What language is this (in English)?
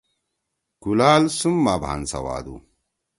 Torwali